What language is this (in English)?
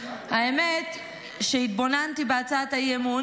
Hebrew